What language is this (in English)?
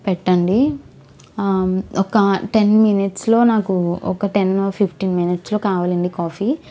Telugu